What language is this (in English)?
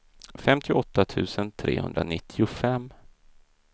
Swedish